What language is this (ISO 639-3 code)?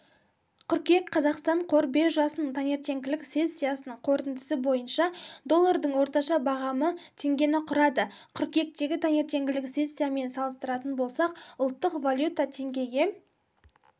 kaz